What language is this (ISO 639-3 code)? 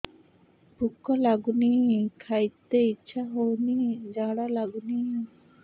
ori